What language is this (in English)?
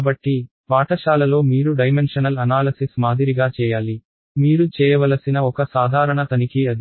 Telugu